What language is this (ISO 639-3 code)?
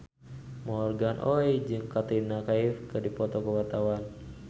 sun